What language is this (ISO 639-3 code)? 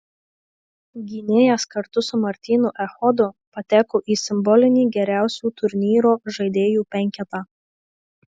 lit